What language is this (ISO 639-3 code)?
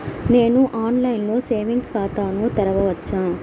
tel